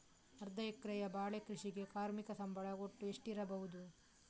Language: Kannada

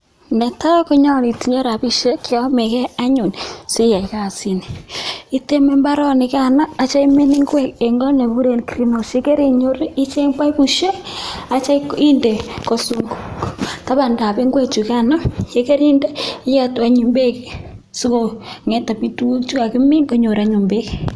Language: Kalenjin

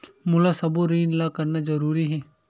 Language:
Chhattisgarhi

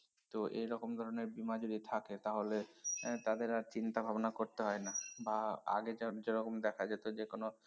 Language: Bangla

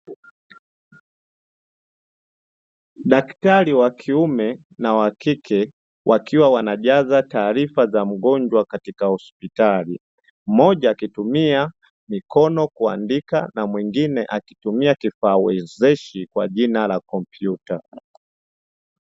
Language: Swahili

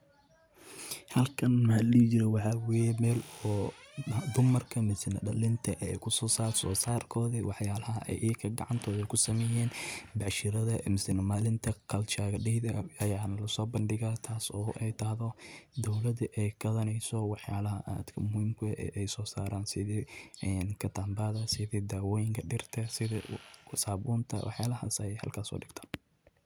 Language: Somali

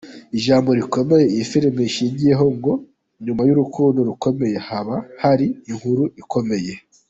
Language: Kinyarwanda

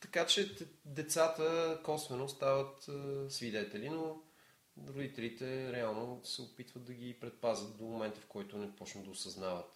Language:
Bulgarian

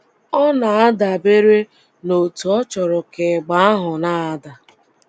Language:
Igbo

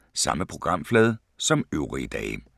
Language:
Danish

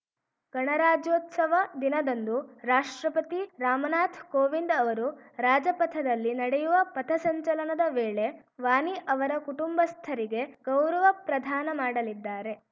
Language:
Kannada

